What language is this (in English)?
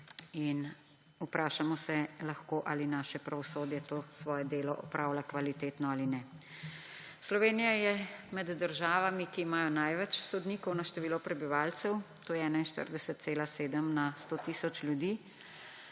Slovenian